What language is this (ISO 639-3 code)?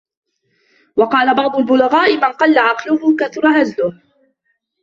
ara